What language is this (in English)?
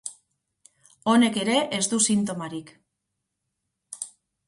Basque